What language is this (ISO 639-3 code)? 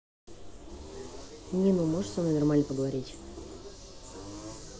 rus